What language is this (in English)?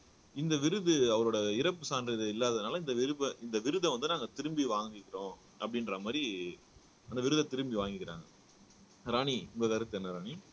Tamil